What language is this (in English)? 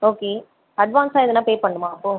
Tamil